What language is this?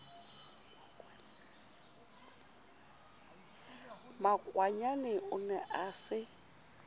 Southern Sotho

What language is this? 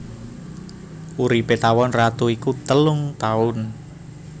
Javanese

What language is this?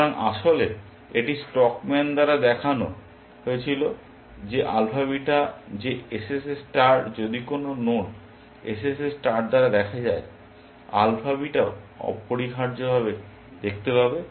Bangla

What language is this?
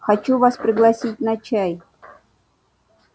Russian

